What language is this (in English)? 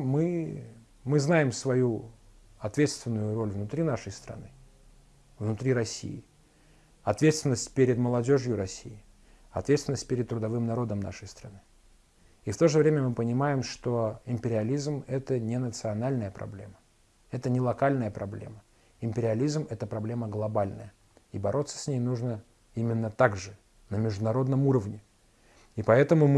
Russian